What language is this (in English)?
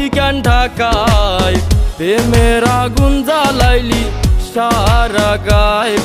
Romanian